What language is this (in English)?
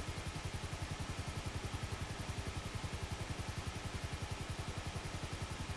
Dutch